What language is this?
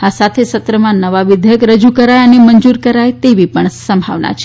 Gujarati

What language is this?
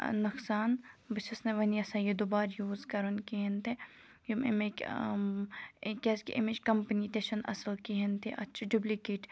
Kashmiri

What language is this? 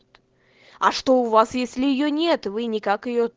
Russian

